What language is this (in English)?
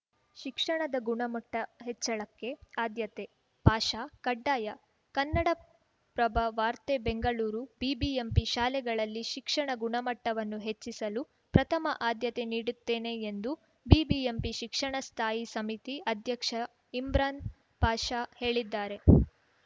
Kannada